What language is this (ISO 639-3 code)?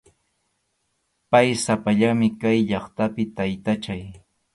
qxu